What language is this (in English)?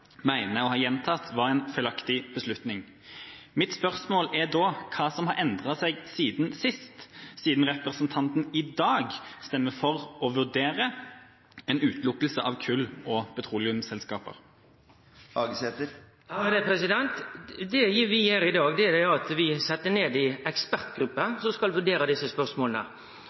Norwegian